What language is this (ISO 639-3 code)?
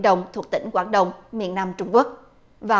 vie